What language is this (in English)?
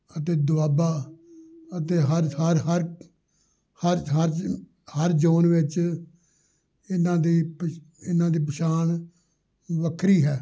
Punjabi